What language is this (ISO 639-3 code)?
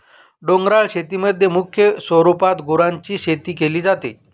mar